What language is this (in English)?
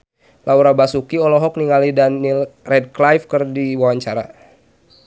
Sundanese